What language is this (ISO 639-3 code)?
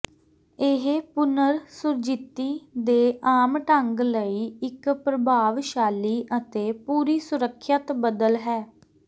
pan